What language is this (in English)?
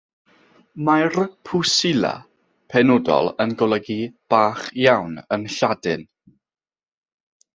Welsh